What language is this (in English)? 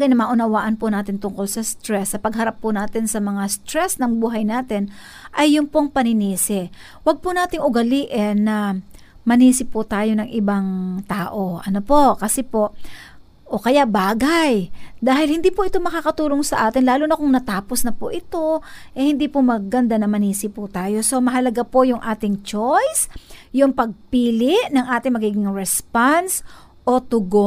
Filipino